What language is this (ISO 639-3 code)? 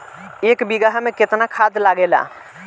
bho